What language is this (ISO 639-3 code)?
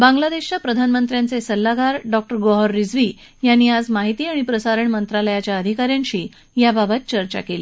mar